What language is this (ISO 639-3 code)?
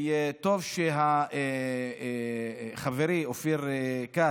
heb